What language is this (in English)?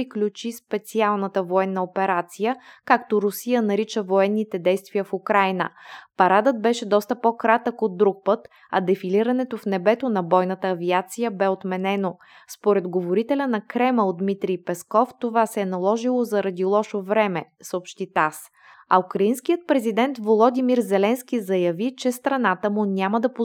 Bulgarian